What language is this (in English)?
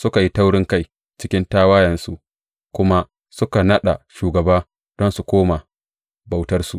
Hausa